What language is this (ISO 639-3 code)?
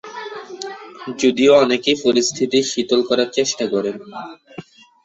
ben